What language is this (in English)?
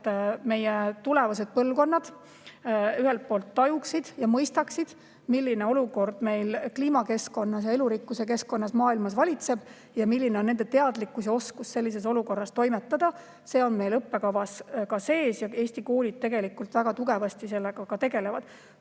Estonian